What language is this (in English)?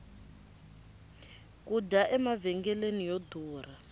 Tsonga